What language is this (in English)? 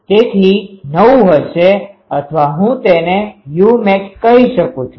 Gujarati